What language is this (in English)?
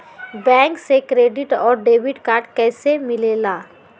Magahi